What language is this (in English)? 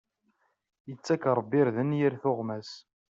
Kabyle